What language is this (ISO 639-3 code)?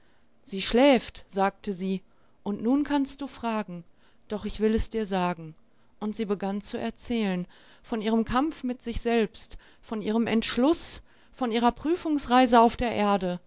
deu